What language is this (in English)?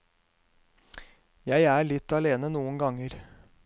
Norwegian